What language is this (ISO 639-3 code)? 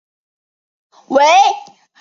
zho